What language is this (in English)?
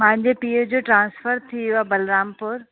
Sindhi